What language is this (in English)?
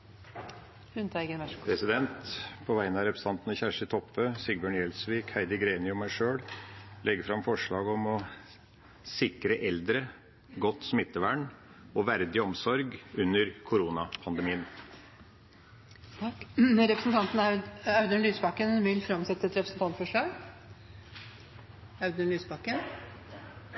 Norwegian